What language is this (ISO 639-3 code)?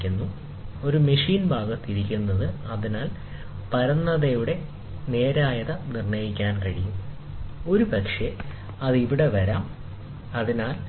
mal